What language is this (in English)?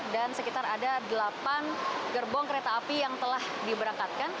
Indonesian